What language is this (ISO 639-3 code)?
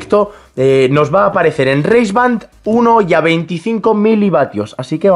spa